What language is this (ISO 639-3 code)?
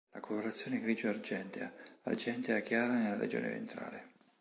ita